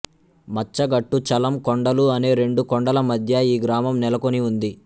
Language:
Telugu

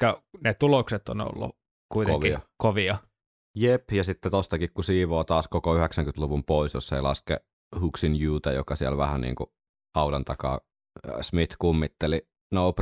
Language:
Finnish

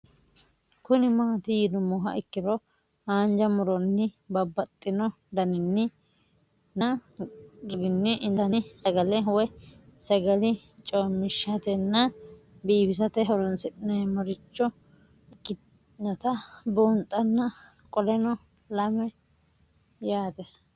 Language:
Sidamo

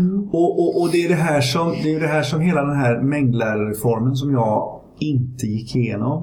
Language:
Swedish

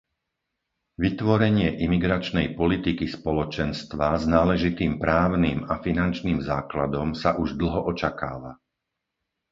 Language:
Slovak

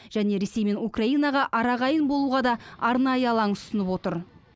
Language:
Kazakh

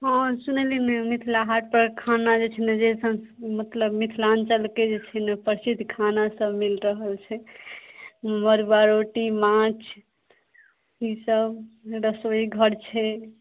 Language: Maithili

